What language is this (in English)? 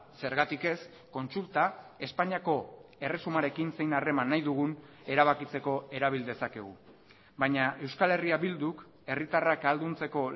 Basque